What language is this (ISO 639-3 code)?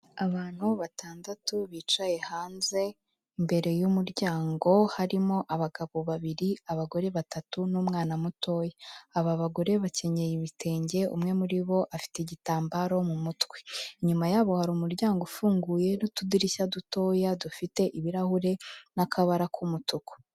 kin